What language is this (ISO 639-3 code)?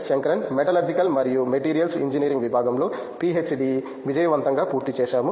tel